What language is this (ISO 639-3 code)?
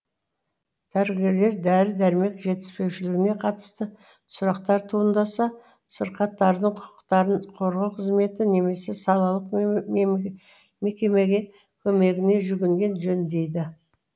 kaz